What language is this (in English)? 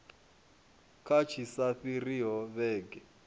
Venda